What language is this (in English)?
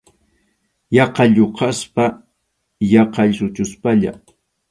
Arequipa-La Unión Quechua